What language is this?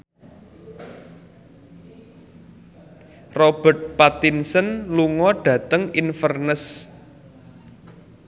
Javanese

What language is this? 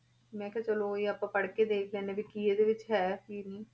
Punjabi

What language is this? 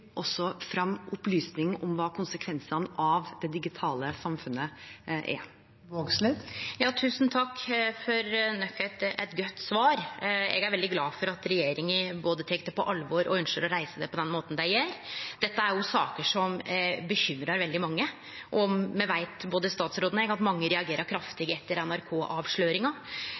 Norwegian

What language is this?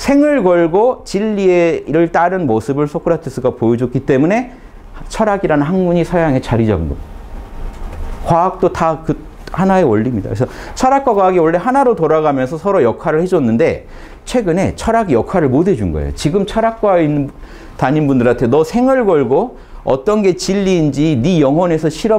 Korean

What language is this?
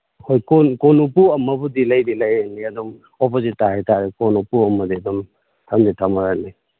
Manipuri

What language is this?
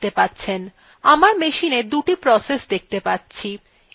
Bangla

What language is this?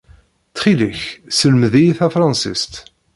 Kabyle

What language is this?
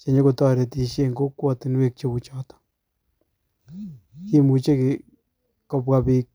Kalenjin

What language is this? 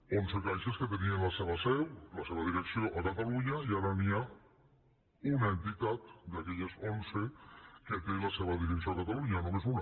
Catalan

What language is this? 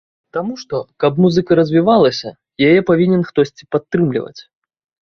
Belarusian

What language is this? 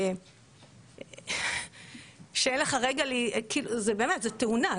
Hebrew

